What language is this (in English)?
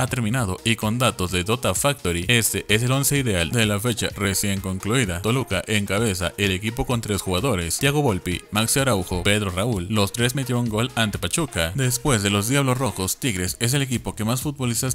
Spanish